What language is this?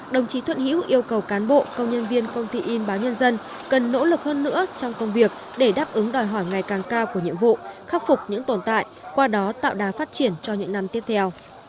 Vietnamese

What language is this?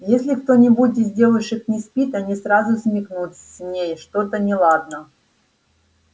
Russian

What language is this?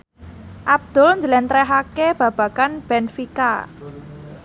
Javanese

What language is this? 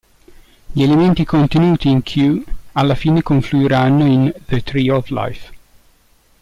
Italian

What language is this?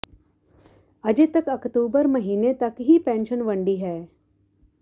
Punjabi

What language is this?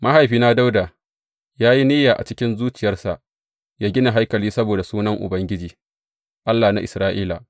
Hausa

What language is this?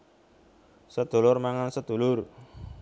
Javanese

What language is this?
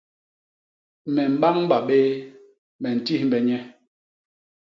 Basaa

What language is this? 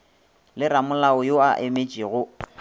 Northern Sotho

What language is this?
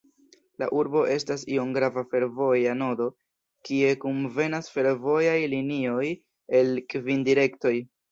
Esperanto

